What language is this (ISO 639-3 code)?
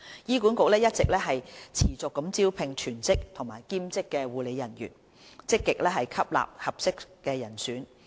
yue